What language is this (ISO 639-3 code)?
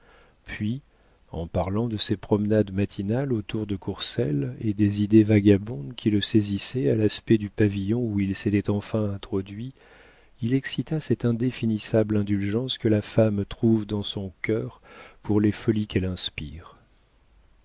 fra